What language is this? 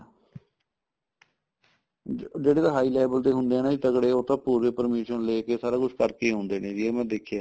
Punjabi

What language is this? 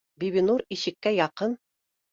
Bashkir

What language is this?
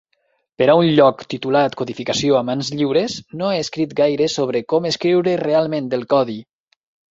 Catalan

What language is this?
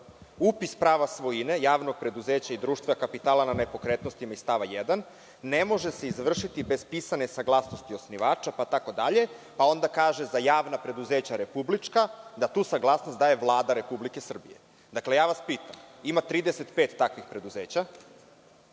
Serbian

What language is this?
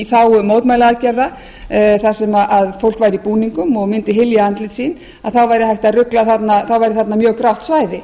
Icelandic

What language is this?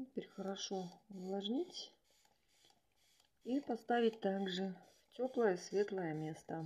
Russian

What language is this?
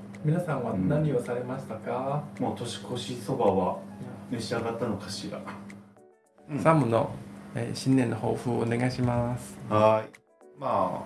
Japanese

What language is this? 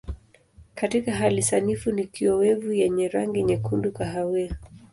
Swahili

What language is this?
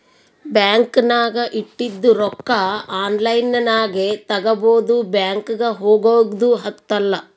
Kannada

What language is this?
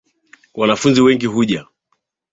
Swahili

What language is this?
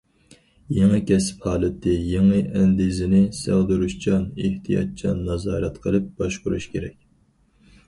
Uyghur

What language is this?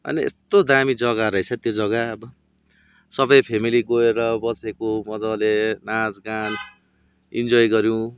Nepali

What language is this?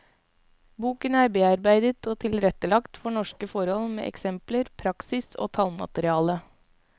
Norwegian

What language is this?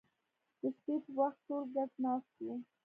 Pashto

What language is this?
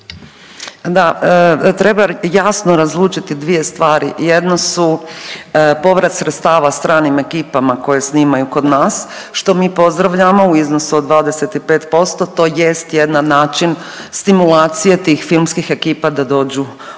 Croatian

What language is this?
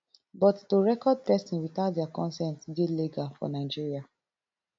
Nigerian Pidgin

